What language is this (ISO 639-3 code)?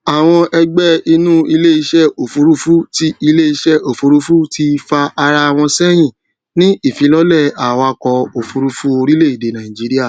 yor